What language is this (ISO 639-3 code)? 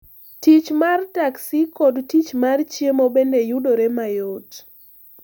luo